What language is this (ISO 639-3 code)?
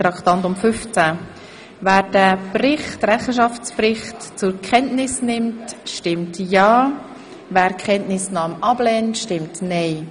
gsw